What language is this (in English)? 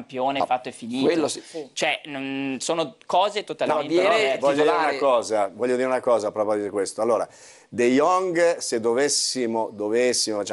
Italian